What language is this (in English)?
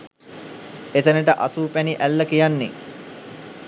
Sinhala